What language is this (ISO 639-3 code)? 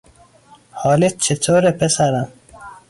fas